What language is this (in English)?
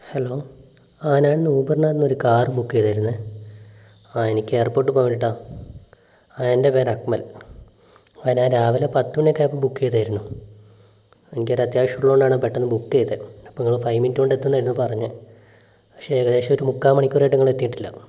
Malayalam